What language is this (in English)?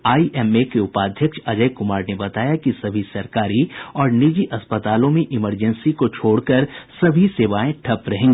Hindi